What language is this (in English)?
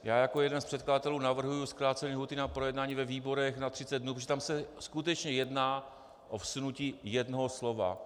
Czech